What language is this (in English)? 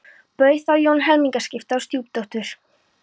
Icelandic